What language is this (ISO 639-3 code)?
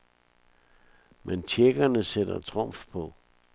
dan